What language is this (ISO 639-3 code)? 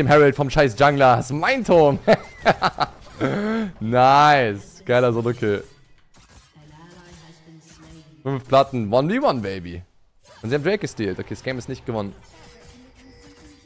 deu